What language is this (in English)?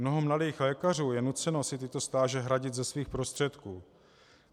Czech